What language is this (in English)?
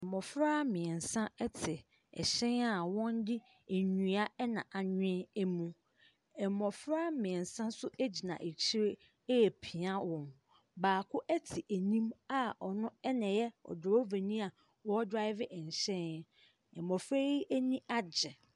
Akan